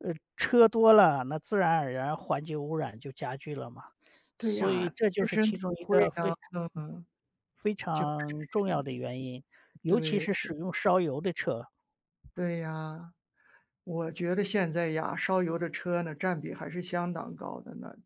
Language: Chinese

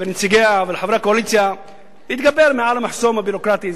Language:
Hebrew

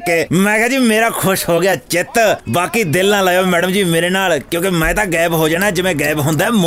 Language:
Punjabi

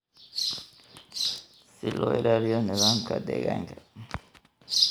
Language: Somali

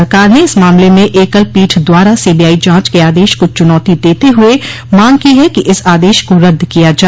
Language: Hindi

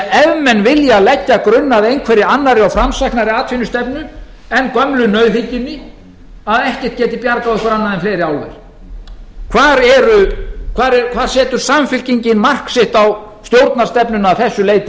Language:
Icelandic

